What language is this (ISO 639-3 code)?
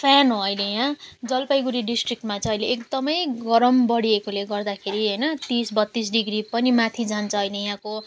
nep